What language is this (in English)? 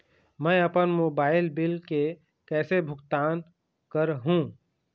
Chhattisgarhi